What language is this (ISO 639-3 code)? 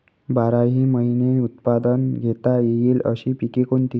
mar